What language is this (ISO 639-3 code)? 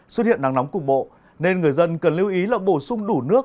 vie